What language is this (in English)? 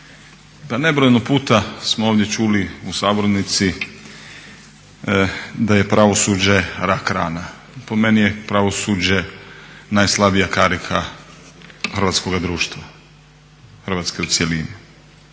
Croatian